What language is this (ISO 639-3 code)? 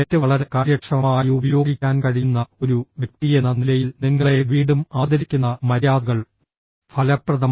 mal